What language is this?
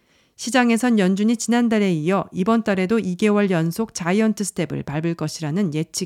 Korean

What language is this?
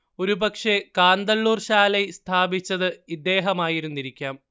Malayalam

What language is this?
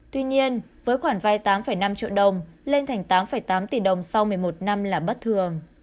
Vietnamese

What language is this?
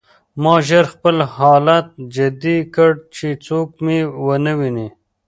Pashto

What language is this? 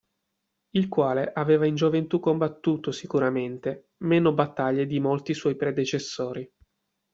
Italian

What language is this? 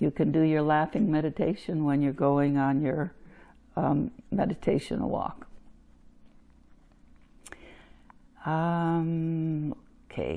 English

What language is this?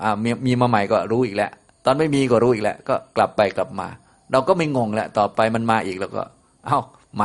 Thai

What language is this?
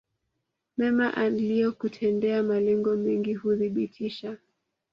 Swahili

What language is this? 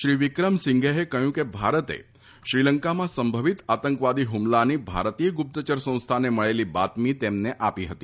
Gujarati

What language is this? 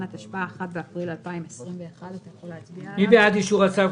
Hebrew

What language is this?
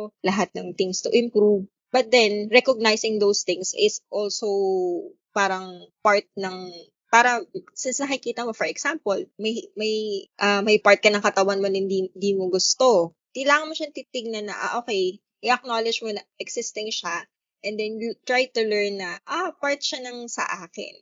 Filipino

